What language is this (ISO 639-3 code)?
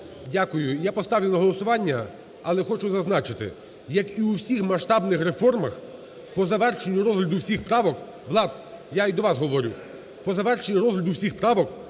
ukr